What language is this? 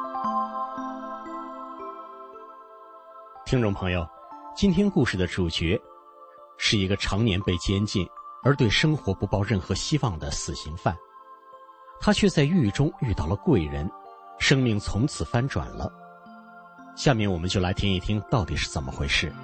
Chinese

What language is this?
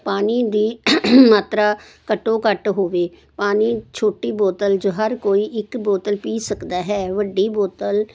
Punjabi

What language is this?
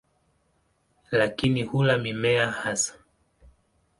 Swahili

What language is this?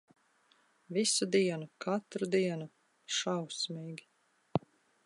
Latvian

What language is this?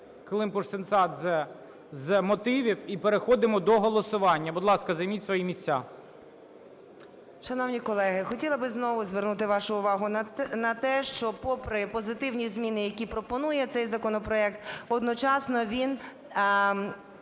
Ukrainian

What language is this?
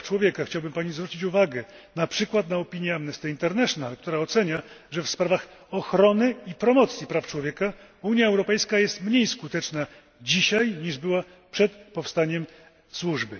Polish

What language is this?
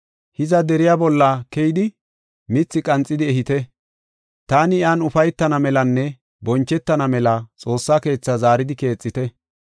Gofa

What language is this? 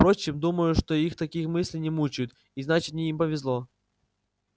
Russian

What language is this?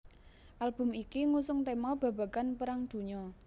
Javanese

